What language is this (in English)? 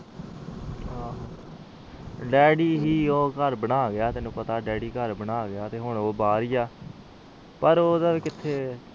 Punjabi